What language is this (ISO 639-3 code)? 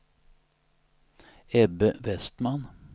swe